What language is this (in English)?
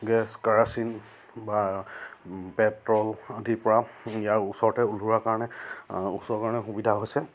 Assamese